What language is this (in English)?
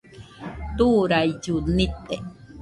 Nüpode Huitoto